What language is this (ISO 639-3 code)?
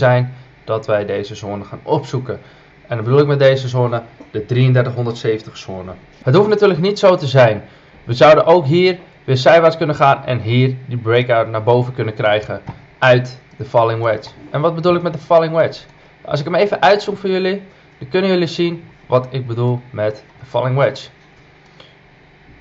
nld